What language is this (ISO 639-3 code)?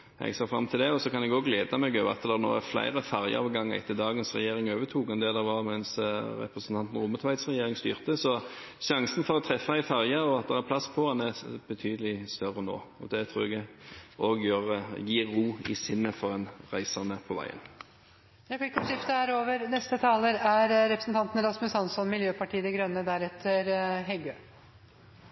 nor